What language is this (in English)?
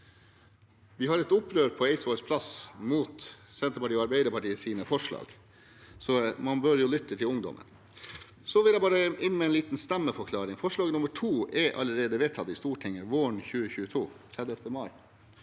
Norwegian